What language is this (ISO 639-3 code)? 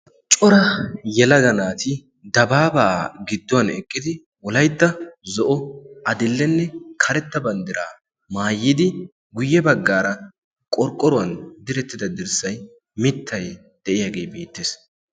wal